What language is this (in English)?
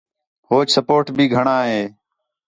Khetrani